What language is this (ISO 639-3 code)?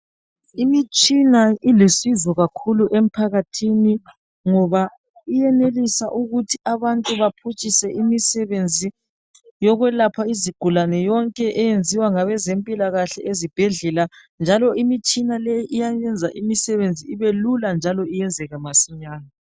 nde